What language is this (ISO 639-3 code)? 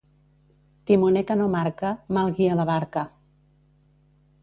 cat